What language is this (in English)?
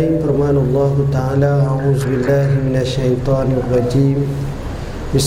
Malay